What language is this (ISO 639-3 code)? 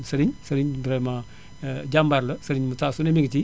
wol